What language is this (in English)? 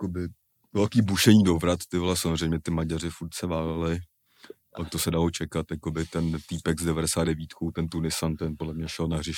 Czech